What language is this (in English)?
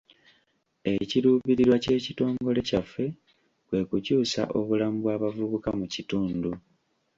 Ganda